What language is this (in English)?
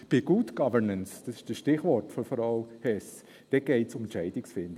Swiss German